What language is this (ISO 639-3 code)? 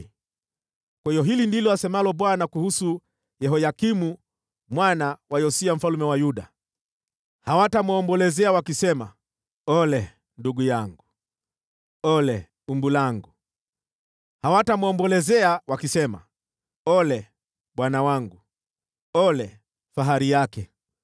swa